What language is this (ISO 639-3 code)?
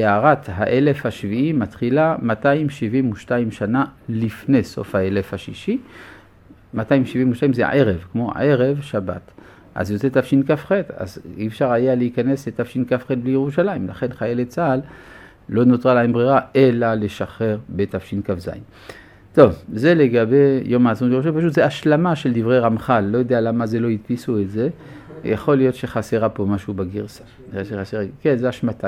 heb